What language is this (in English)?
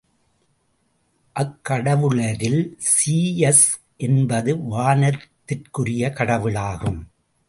Tamil